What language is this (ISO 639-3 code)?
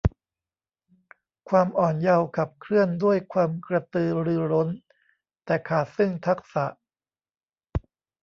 tha